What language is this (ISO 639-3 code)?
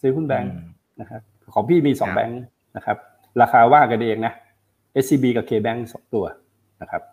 tha